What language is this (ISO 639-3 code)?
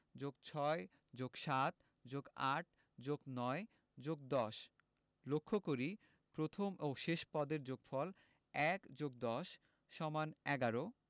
ben